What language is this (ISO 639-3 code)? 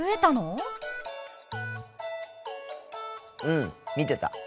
jpn